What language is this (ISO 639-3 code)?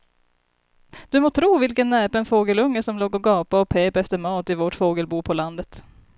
swe